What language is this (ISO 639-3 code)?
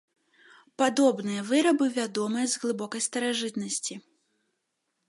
bel